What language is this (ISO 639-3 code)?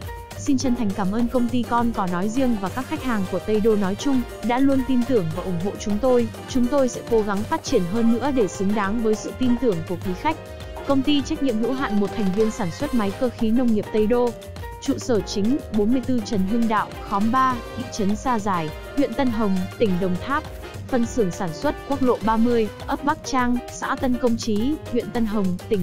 vie